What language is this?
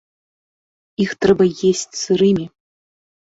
Belarusian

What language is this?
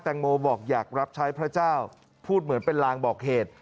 Thai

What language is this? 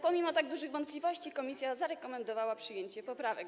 Polish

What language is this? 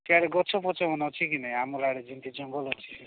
Odia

